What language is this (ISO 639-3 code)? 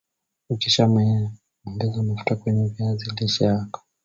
swa